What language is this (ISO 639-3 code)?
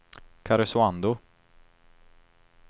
swe